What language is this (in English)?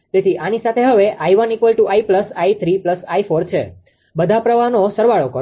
Gujarati